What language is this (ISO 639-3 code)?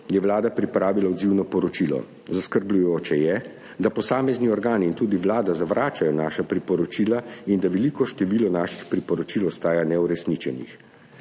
slv